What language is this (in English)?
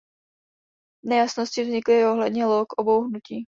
Czech